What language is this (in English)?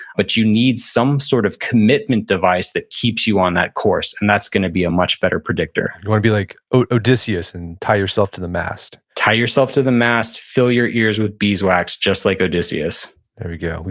English